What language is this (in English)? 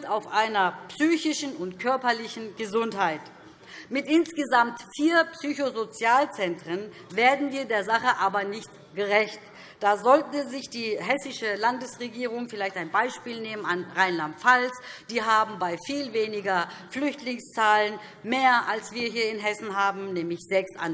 German